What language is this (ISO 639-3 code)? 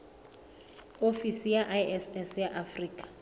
sot